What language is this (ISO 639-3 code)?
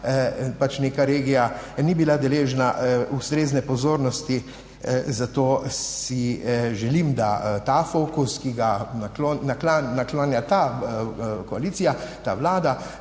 slv